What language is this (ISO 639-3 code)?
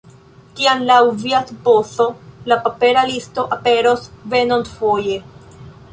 epo